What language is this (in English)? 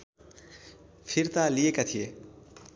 Nepali